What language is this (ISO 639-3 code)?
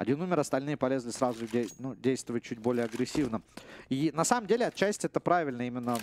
rus